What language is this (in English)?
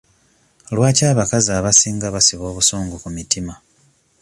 Ganda